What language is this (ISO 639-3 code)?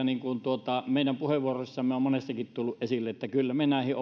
fin